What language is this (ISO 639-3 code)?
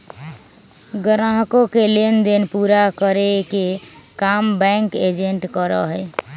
mag